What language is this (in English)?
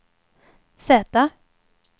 Swedish